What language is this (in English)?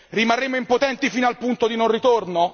Italian